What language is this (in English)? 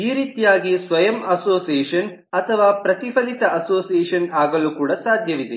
Kannada